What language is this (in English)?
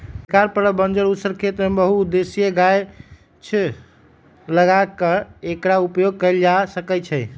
Magahi